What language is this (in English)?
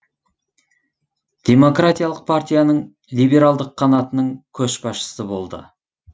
Kazakh